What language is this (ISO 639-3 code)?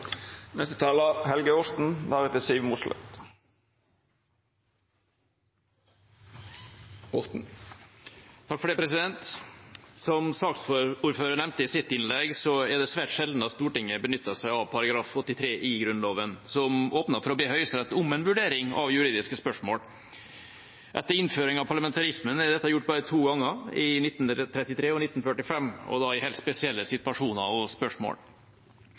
nob